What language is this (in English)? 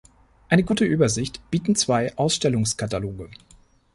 German